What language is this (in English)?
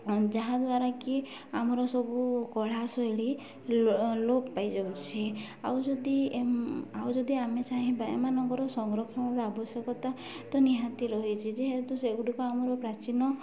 Odia